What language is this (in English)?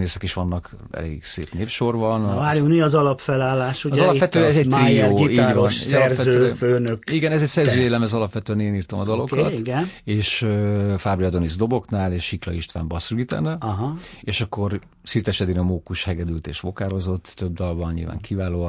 Hungarian